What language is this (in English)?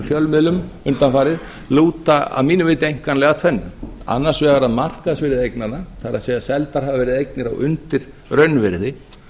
Icelandic